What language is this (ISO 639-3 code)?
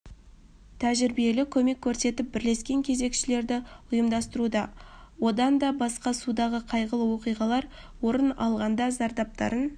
kaz